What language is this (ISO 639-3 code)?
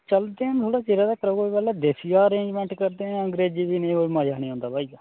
doi